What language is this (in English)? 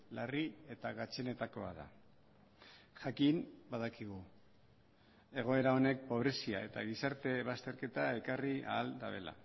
Basque